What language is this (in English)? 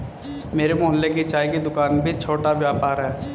Hindi